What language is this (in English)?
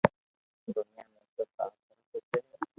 Loarki